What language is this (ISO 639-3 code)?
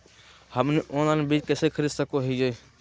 mag